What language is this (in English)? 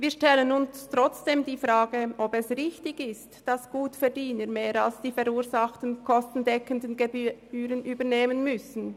Swiss German